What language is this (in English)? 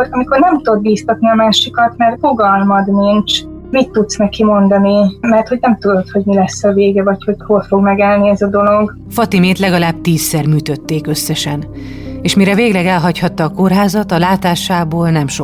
Hungarian